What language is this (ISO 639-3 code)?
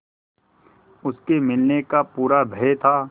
hin